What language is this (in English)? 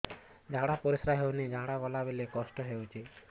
Odia